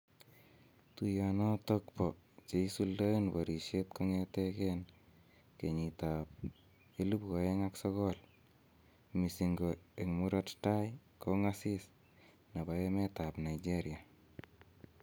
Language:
Kalenjin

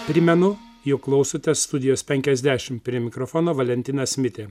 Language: Lithuanian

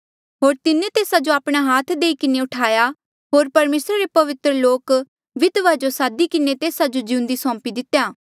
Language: Mandeali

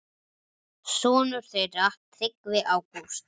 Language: Icelandic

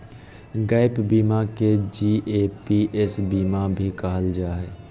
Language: Magahi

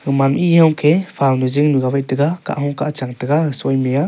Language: Wancho Naga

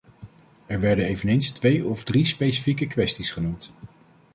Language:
Dutch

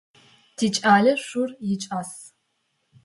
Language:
Adyghe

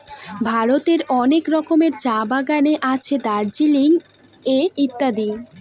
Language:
Bangla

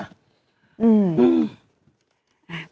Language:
Thai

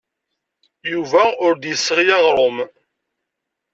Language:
Kabyle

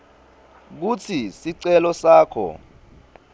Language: Swati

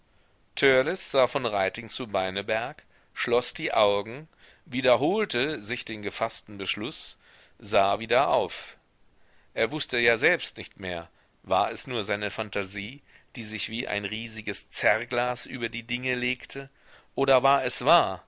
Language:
German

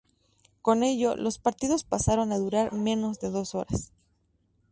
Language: Spanish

